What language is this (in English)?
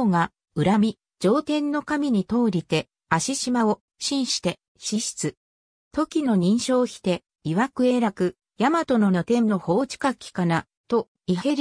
Japanese